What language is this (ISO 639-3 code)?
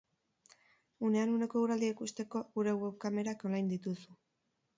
eus